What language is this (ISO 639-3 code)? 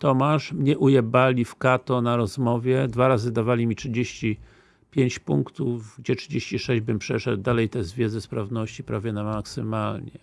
pol